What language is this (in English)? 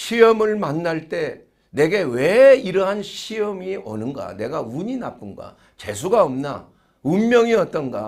Korean